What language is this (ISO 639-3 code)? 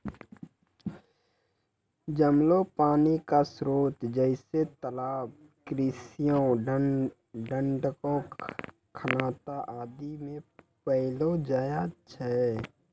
mai